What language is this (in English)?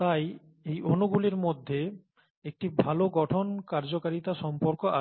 Bangla